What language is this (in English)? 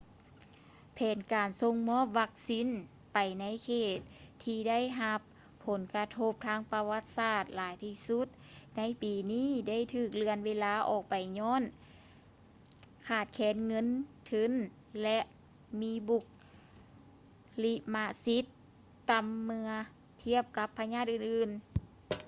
Lao